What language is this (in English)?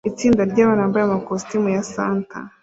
Kinyarwanda